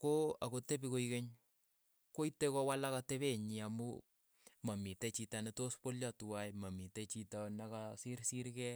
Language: Keiyo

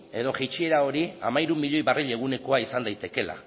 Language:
Basque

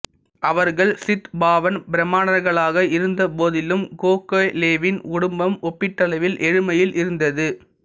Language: Tamil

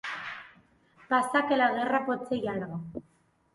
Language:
Catalan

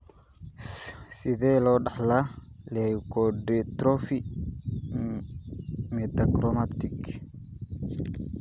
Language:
Somali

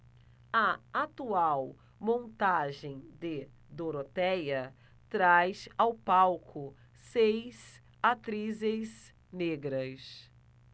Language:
Portuguese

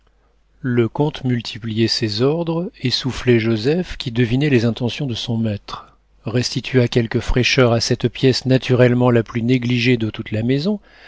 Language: French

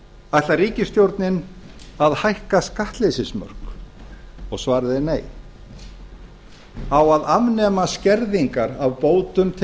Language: Icelandic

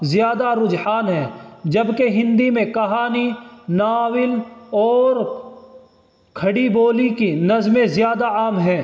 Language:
Urdu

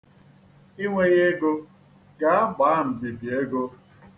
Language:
Igbo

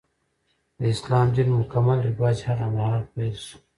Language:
Pashto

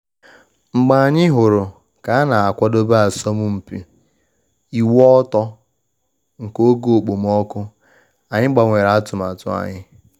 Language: Igbo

